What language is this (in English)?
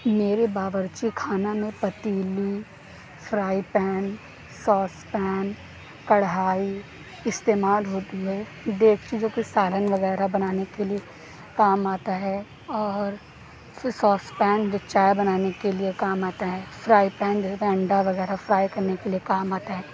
Urdu